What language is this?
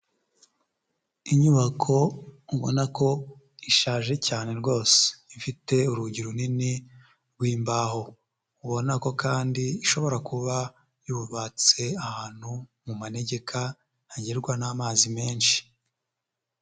Kinyarwanda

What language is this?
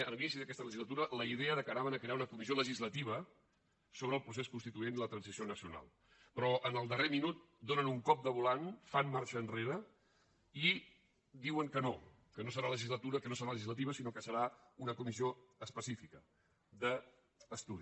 Catalan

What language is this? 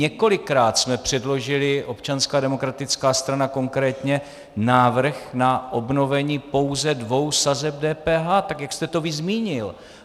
Czech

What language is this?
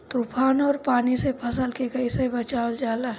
Bhojpuri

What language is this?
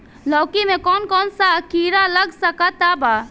Bhojpuri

